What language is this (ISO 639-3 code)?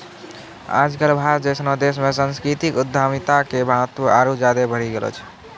mai